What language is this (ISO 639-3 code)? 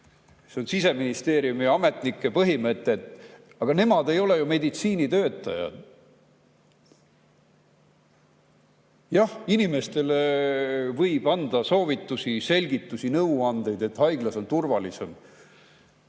est